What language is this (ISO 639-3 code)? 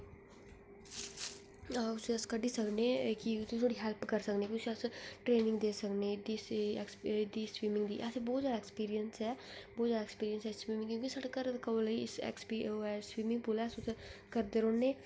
doi